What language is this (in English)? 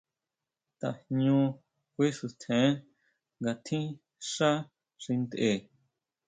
Huautla Mazatec